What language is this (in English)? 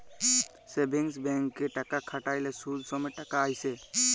Bangla